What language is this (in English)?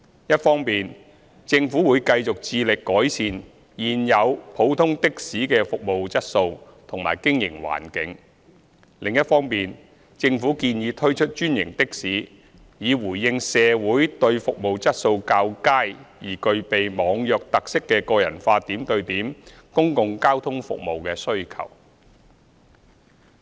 Cantonese